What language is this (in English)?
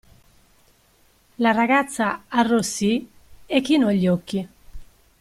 Italian